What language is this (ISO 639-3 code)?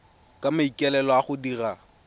tsn